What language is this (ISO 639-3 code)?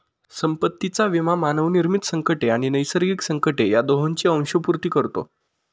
mar